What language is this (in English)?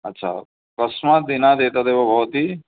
Sanskrit